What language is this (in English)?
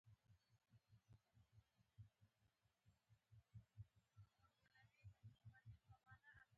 Pashto